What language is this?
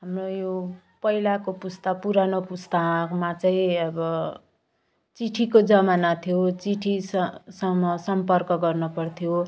Nepali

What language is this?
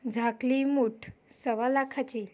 Marathi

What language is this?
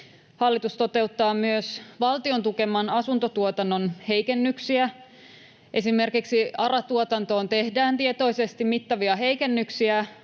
Finnish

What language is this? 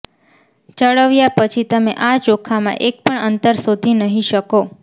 Gujarati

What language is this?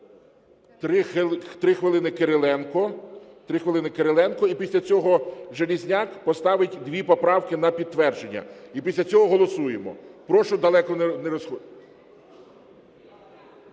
Ukrainian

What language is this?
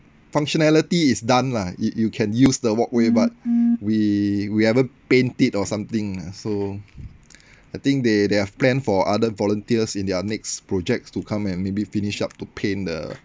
English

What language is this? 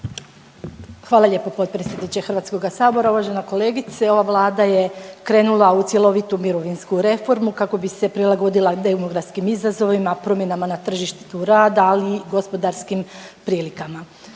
Croatian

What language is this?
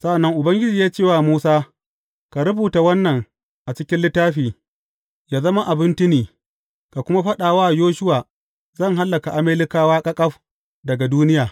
Hausa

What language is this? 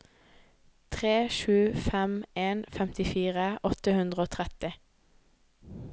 Norwegian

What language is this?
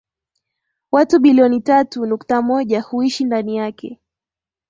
Swahili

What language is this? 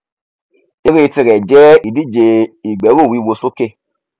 Yoruba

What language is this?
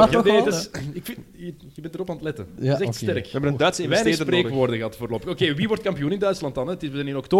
Dutch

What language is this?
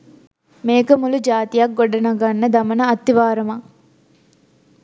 Sinhala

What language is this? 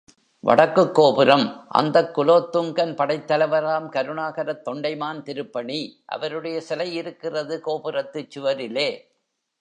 Tamil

